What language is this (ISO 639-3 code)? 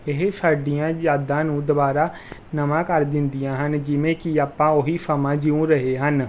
pan